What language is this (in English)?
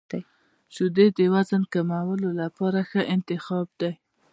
Pashto